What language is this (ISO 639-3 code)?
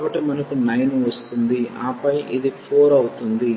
tel